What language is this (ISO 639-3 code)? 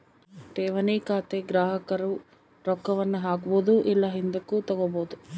kan